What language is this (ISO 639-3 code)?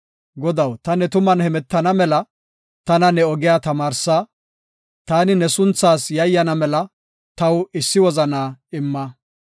gof